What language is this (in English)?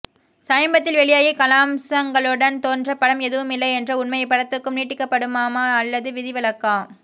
Tamil